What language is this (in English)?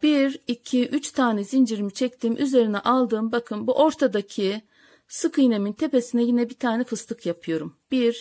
Turkish